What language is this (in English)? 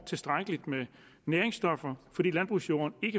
Danish